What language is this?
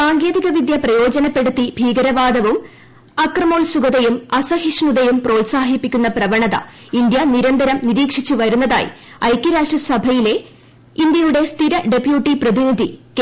Malayalam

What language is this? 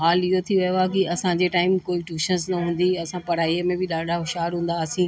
Sindhi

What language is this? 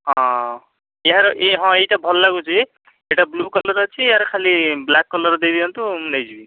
Odia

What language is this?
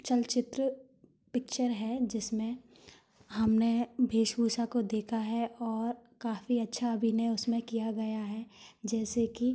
Hindi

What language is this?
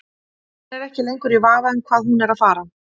Icelandic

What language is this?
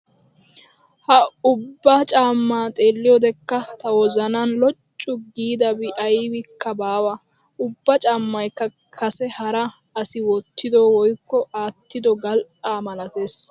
Wolaytta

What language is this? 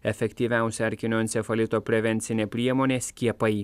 Lithuanian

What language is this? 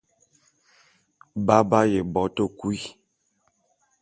Bulu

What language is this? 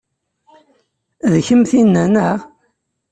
Kabyle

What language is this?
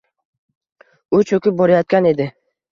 Uzbek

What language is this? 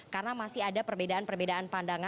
Indonesian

